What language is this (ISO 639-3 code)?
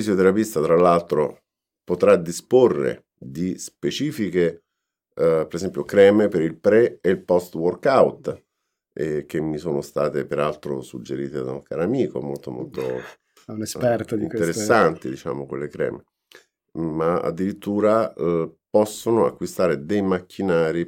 ita